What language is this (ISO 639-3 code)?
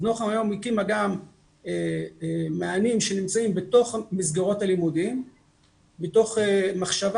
heb